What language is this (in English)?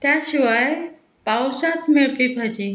Konkani